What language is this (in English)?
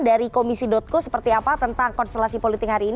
Indonesian